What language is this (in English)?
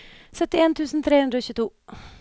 Norwegian